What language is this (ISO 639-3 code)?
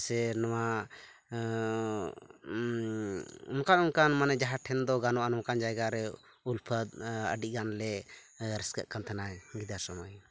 sat